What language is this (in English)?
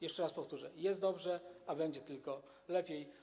Polish